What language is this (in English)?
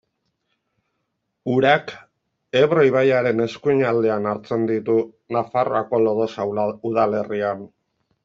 Basque